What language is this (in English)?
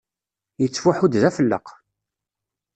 Kabyle